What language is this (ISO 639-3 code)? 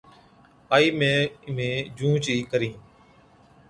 odk